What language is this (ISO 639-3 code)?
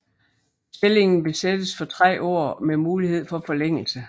dan